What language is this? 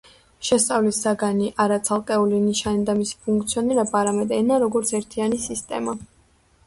Georgian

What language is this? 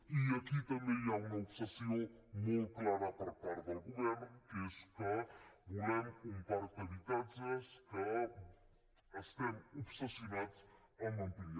Catalan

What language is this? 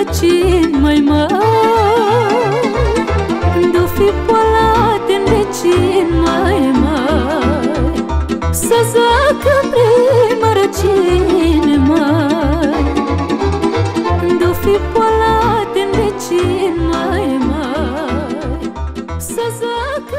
Romanian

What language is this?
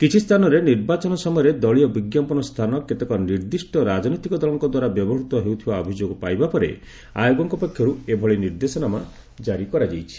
Odia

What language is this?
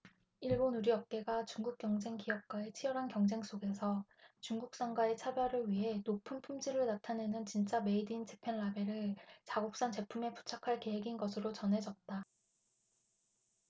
Korean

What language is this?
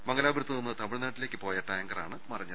Malayalam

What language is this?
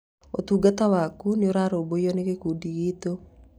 Kikuyu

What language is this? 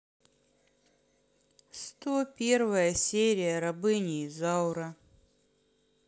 Russian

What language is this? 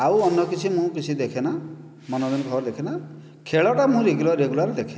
Odia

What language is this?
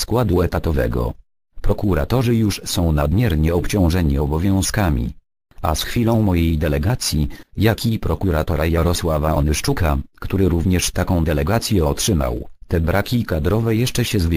Polish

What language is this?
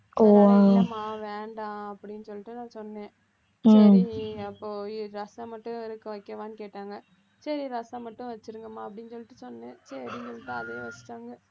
Tamil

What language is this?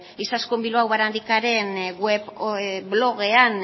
Basque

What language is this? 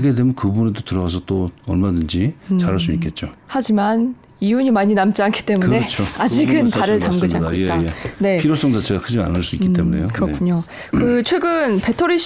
Korean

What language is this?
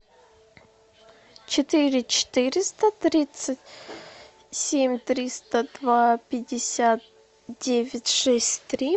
Russian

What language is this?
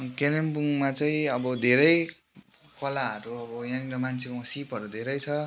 Nepali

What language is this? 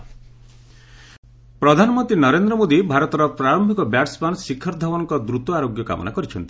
Odia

